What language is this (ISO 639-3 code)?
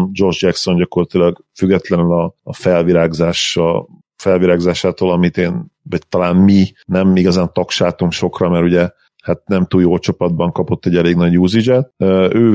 hun